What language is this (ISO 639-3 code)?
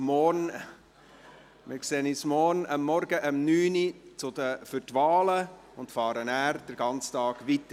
gsw